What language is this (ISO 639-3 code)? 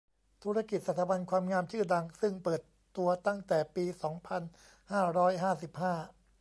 tha